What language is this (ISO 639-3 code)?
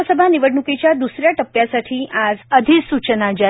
mar